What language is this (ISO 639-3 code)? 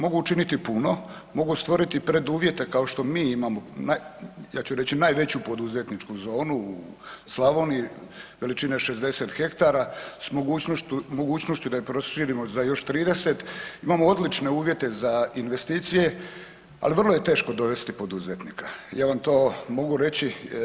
hrv